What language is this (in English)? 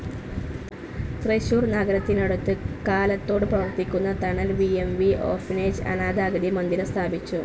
Malayalam